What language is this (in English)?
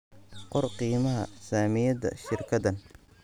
Somali